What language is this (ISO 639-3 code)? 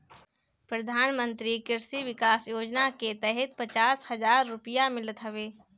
bho